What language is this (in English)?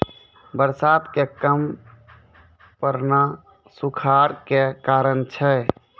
Maithili